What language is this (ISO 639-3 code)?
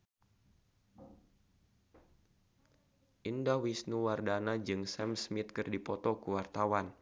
sun